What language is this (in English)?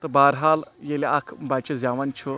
Kashmiri